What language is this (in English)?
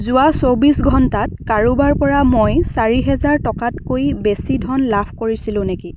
Assamese